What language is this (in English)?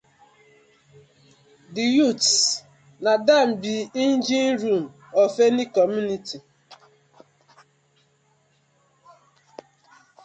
Nigerian Pidgin